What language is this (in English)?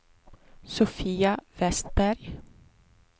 Swedish